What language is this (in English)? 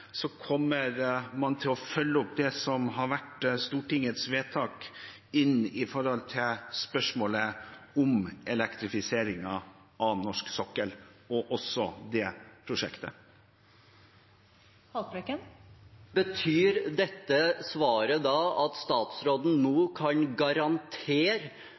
Norwegian